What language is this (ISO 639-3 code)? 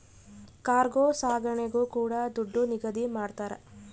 kan